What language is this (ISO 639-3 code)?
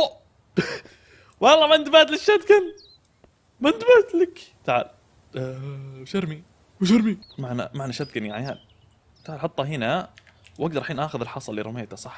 ara